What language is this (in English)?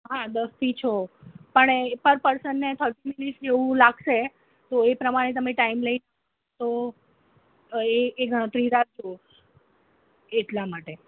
Gujarati